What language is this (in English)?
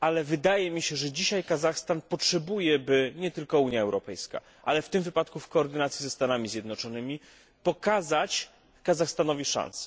Polish